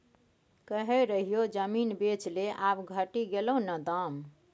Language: Maithili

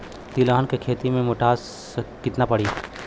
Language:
Bhojpuri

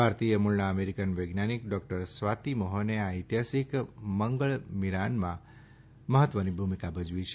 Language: Gujarati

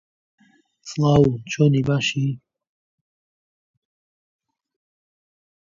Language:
Central Kurdish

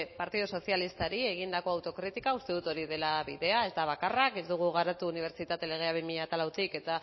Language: Basque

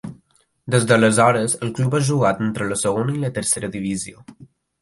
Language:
Catalan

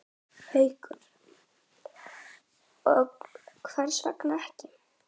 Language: Icelandic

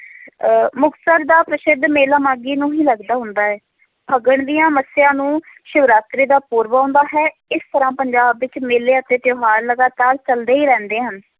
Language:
Punjabi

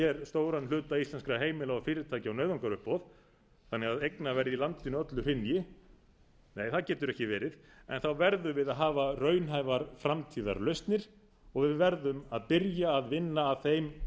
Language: Icelandic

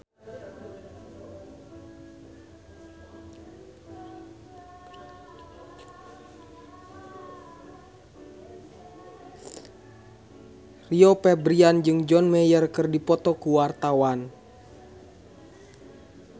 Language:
Sundanese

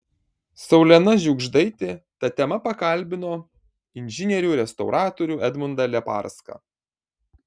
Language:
Lithuanian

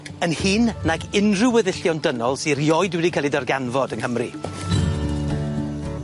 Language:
Welsh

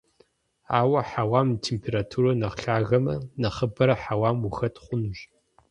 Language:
Kabardian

